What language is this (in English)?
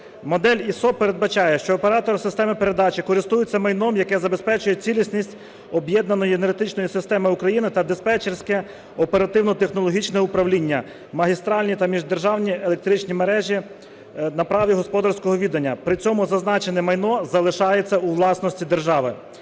Ukrainian